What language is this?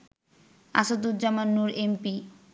Bangla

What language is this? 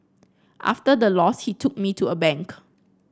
English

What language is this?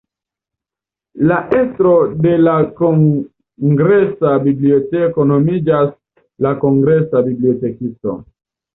Esperanto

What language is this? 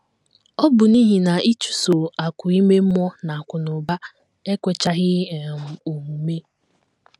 Igbo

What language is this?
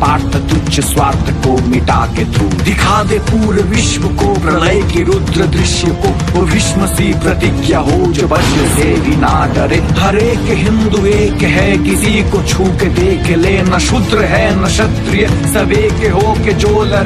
Hindi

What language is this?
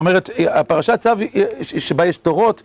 Hebrew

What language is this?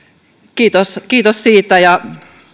Finnish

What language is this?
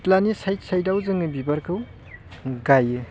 Bodo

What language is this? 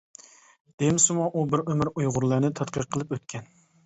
Uyghur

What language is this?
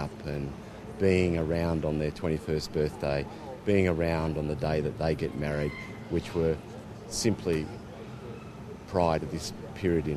Hungarian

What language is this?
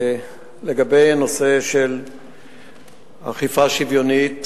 Hebrew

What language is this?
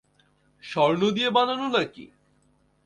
Bangla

